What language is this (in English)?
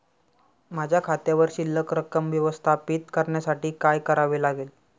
Marathi